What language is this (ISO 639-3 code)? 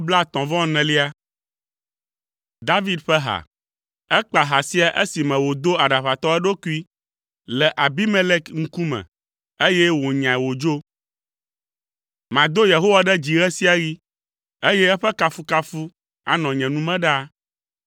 ewe